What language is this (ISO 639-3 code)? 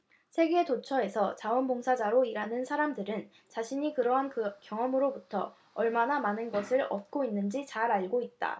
kor